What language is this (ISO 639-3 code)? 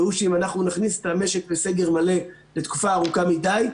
heb